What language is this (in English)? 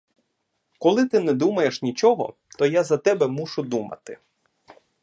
Ukrainian